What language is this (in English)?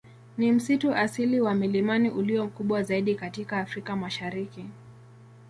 Swahili